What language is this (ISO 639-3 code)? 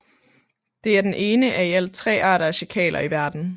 dan